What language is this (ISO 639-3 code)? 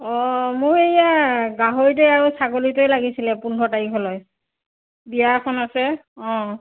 asm